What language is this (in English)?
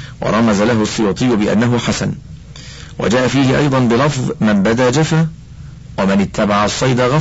Arabic